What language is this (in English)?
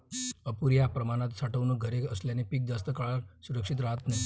Marathi